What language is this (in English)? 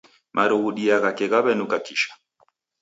Taita